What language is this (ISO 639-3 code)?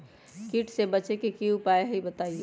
mag